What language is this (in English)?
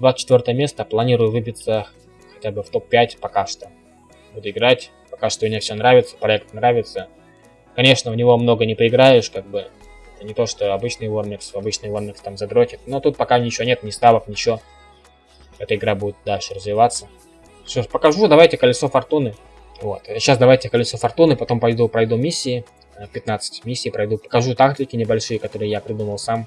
Russian